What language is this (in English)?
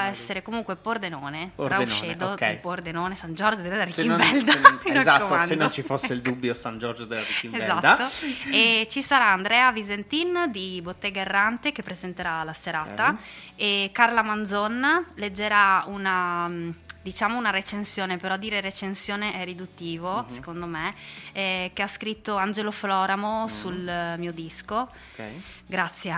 Italian